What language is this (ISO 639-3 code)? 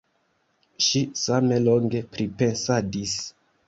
epo